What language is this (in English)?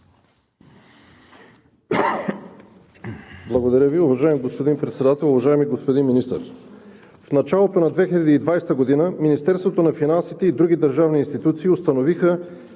Bulgarian